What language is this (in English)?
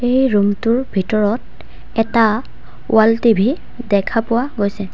Assamese